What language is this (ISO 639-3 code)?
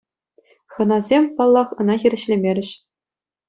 chv